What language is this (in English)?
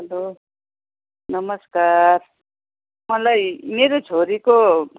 Nepali